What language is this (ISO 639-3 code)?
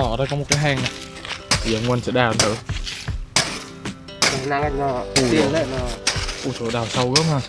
vie